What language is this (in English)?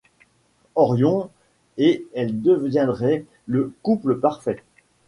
French